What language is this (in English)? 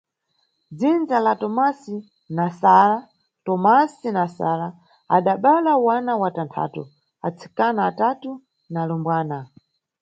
Nyungwe